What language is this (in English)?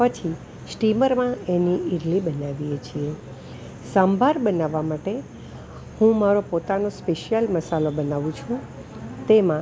Gujarati